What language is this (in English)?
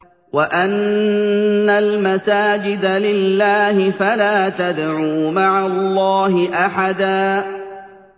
Arabic